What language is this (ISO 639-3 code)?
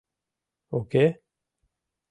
chm